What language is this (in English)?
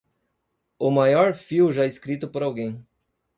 Portuguese